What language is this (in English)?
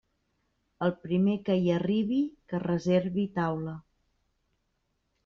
Catalan